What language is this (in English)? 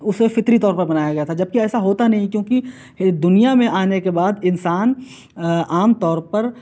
Urdu